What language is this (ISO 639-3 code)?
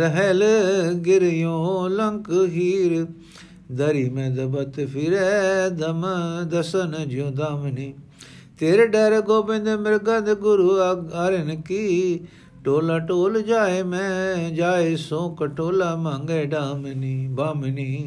pan